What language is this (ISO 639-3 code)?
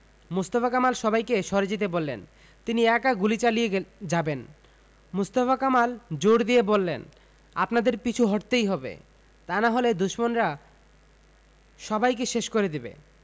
ben